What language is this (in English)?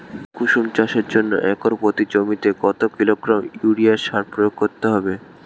Bangla